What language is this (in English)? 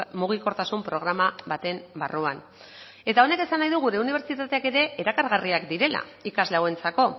Basque